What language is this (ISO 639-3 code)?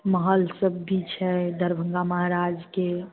mai